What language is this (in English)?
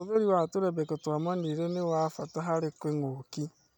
Kikuyu